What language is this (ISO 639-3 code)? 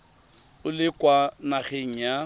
tsn